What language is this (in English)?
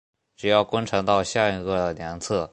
Chinese